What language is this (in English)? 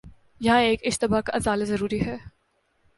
Urdu